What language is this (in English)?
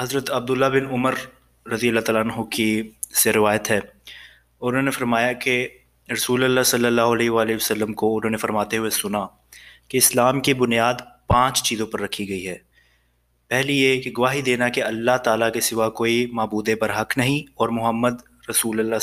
Urdu